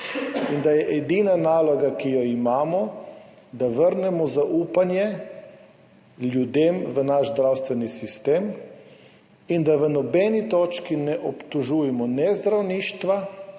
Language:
Slovenian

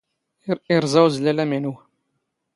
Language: Standard Moroccan Tamazight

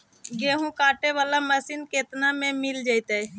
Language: Magahi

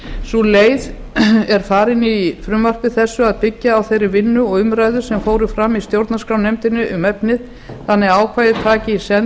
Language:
Icelandic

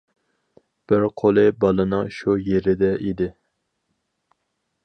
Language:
Uyghur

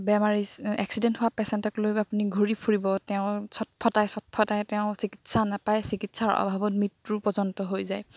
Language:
Assamese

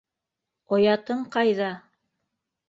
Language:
Bashkir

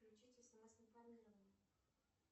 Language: Russian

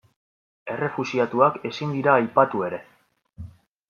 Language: Basque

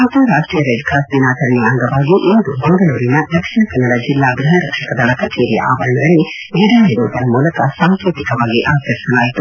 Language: Kannada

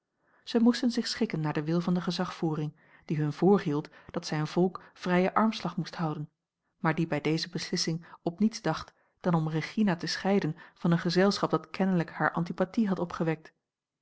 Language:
Dutch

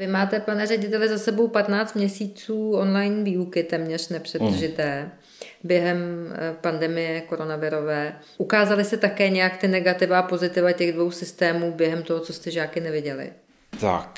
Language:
Czech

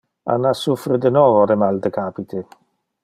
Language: Interlingua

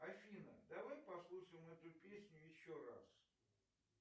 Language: Russian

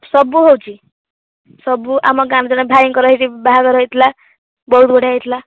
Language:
Odia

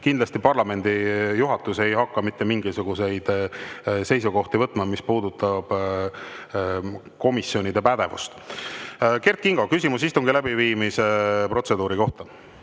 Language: Estonian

